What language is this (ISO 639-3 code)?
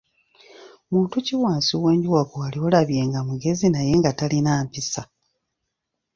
lug